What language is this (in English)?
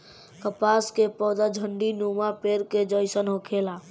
Bhojpuri